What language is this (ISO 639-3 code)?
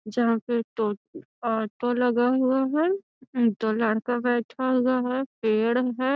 mag